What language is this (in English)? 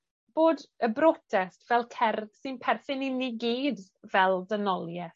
Welsh